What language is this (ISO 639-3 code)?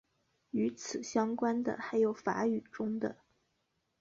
zho